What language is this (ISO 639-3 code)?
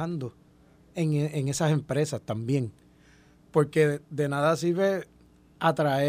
spa